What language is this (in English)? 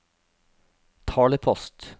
Norwegian